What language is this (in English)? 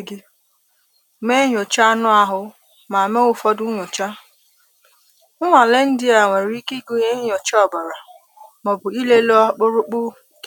Igbo